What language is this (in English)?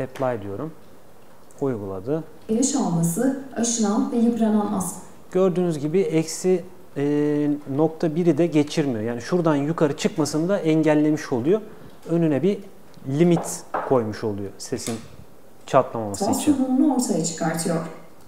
Turkish